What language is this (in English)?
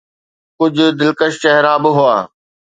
Sindhi